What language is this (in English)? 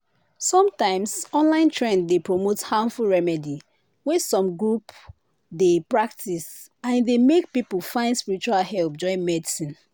Nigerian Pidgin